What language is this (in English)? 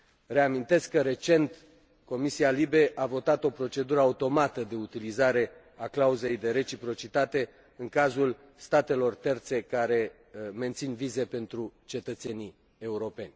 Romanian